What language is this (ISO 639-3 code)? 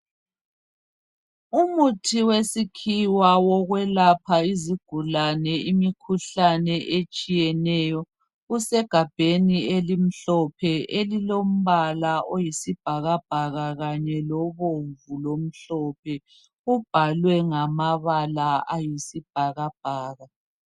nde